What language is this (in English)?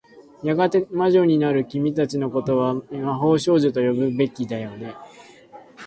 Japanese